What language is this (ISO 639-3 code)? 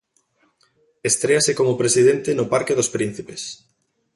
glg